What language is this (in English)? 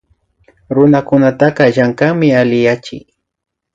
Imbabura Highland Quichua